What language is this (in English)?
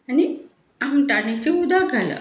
Konkani